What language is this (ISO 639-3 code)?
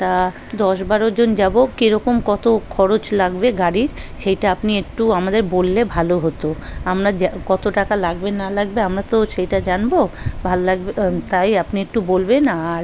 ben